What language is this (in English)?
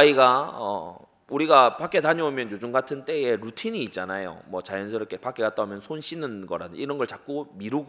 Korean